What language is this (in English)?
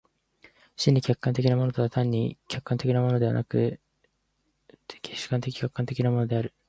Japanese